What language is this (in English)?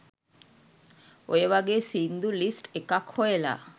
Sinhala